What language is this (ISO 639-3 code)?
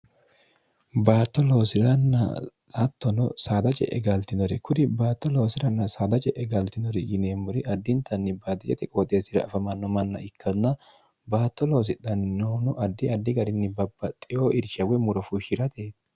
sid